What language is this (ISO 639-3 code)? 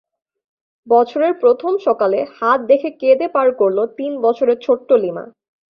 ben